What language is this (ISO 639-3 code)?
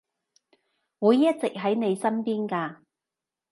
yue